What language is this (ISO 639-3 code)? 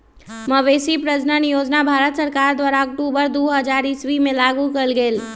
mag